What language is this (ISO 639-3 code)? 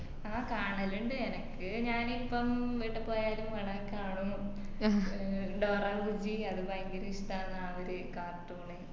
mal